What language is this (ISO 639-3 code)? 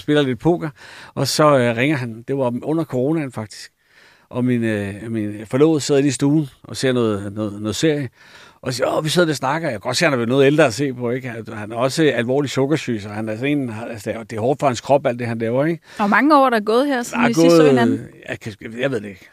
dan